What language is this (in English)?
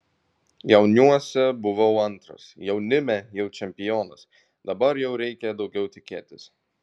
Lithuanian